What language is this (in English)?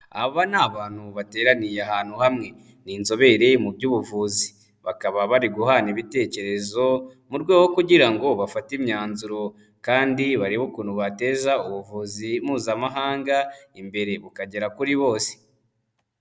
Kinyarwanda